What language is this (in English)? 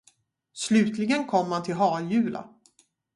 Swedish